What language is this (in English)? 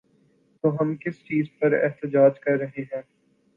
Urdu